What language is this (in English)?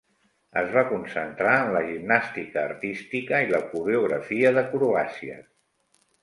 Catalan